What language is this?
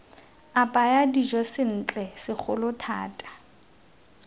Tswana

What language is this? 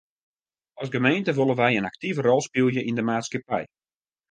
Western Frisian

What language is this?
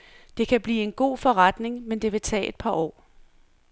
Danish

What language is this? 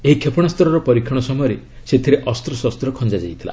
Odia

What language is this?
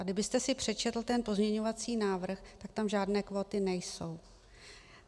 Czech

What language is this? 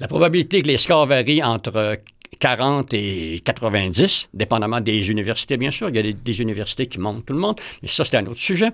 French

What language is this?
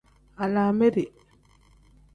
Tem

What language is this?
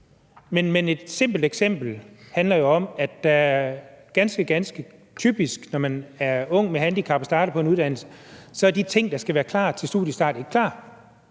Danish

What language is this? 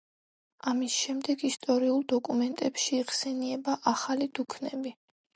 Georgian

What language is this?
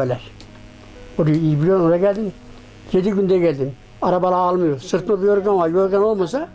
Turkish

